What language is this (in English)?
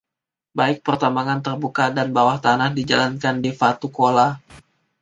Indonesian